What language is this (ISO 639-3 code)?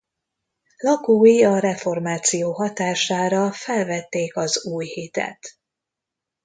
hun